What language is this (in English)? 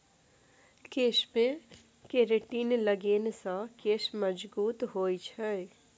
Maithili